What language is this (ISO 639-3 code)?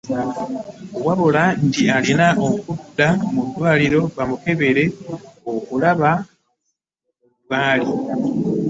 lug